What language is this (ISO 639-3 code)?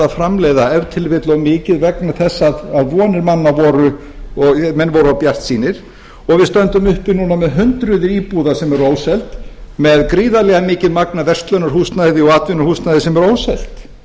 isl